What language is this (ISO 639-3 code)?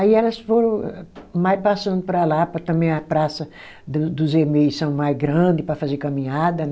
por